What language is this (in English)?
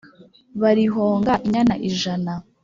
Kinyarwanda